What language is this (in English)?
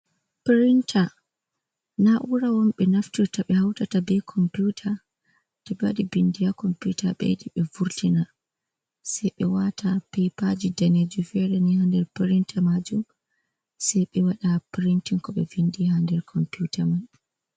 Fula